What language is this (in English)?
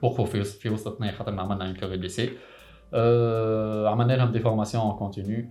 Arabic